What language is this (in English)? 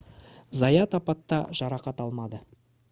Kazakh